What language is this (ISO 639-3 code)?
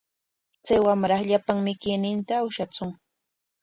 qwa